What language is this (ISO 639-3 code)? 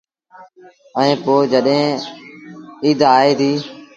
sbn